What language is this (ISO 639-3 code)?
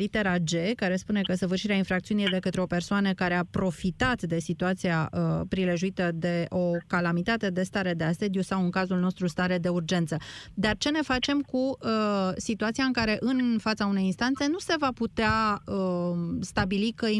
ron